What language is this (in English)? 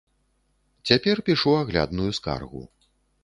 Belarusian